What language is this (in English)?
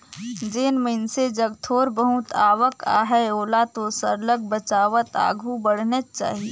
Chhattisgarhi